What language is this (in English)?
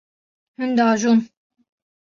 Kurdish